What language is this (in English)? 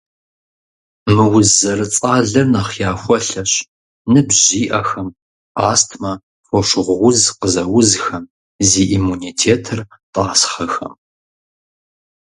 Kabardian